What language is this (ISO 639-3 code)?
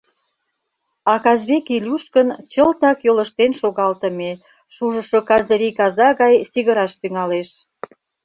chm